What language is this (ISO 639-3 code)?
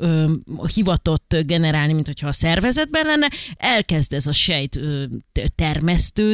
hun